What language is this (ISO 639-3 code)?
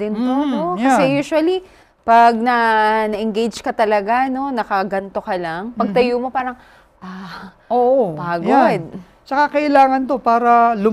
fil